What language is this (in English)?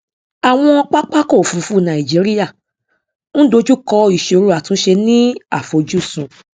Yoruba